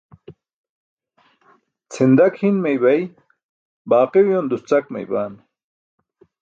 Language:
Burushaski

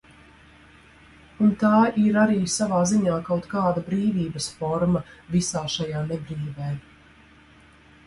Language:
Latvian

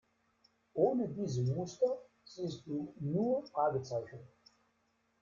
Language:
German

